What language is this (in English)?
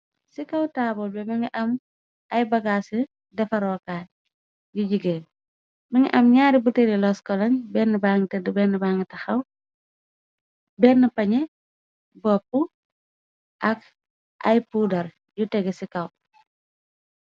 Wolof